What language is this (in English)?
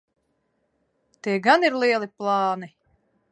Latvian